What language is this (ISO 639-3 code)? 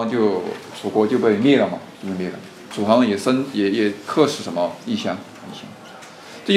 zho